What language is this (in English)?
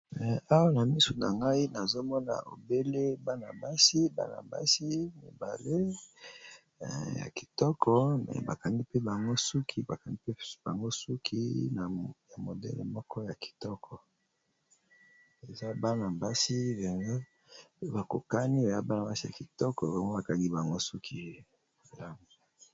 Lingala